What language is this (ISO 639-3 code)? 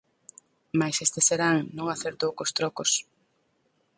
glg